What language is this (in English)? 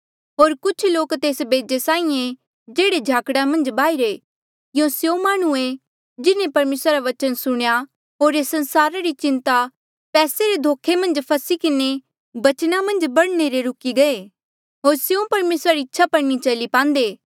Mandeali